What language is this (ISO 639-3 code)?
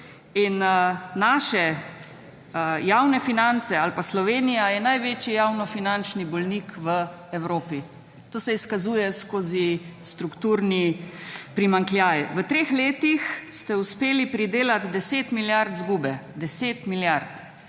slv